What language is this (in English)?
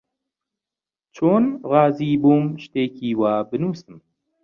Central Kurdish